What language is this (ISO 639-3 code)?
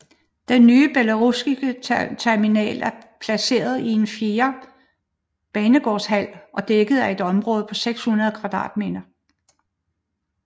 dan